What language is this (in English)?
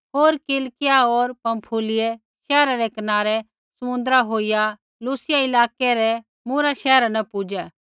Kullu Pahari